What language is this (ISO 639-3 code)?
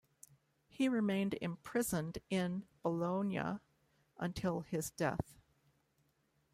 eng